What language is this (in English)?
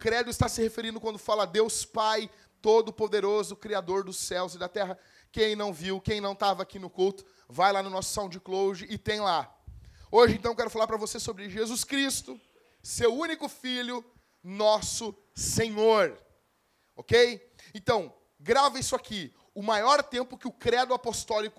Portuguese